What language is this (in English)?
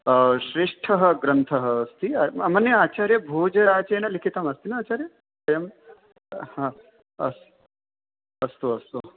Sanskrit